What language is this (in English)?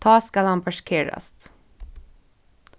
Faroese